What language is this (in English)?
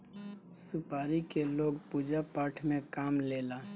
Bhojpuri